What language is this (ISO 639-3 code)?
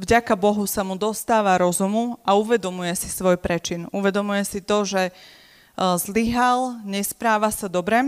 slk